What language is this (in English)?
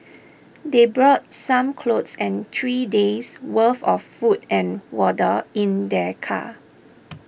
English